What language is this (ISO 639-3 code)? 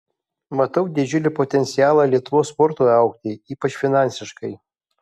lit